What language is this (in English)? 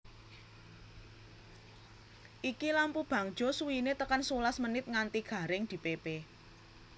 Javanese